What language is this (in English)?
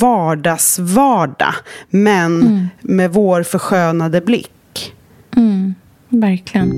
Swedish